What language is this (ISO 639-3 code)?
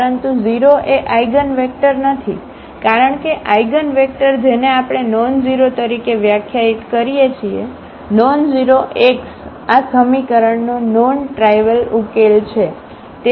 guj